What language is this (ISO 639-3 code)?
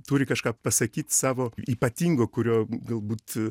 lit